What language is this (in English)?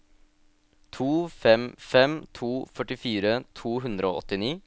Norwegian